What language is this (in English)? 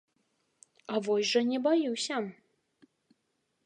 Belarusian